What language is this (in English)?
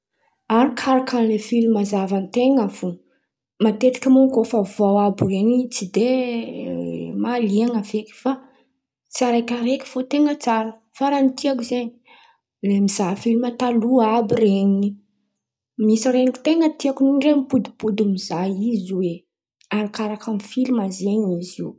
Antankarana Malagasy